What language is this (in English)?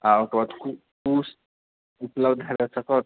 Maithili